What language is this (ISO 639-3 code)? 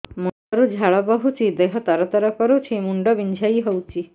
ori